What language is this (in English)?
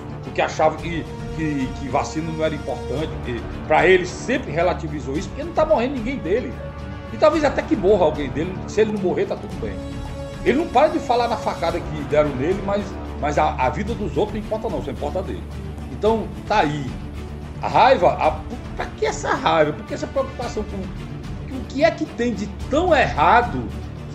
Portuguese